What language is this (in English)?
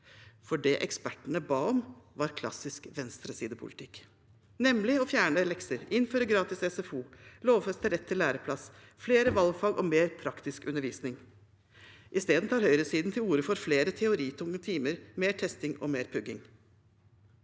Norwegian